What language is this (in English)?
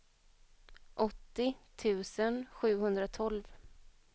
Swedish